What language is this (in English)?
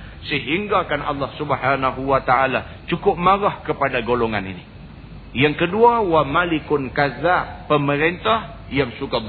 Malay